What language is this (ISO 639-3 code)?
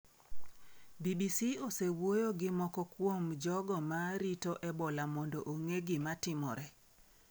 luo